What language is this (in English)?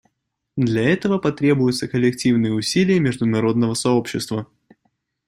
Russian